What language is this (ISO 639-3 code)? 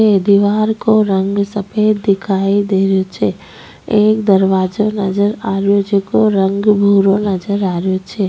raj